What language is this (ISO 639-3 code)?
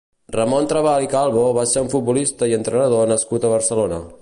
cat